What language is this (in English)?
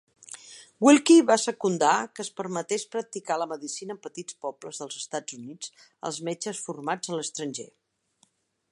Catalan